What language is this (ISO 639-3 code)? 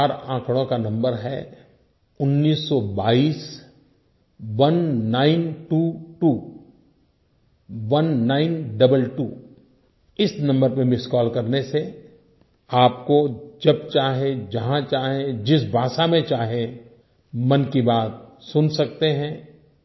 hin